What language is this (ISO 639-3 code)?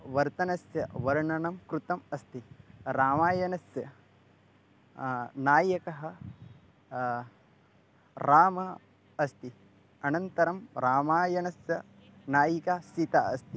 san